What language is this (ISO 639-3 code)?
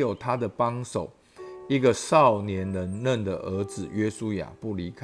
zho